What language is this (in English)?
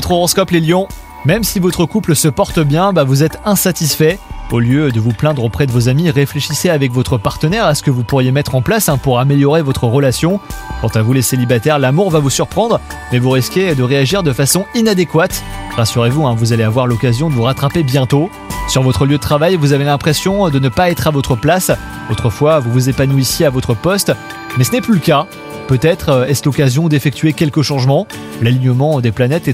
French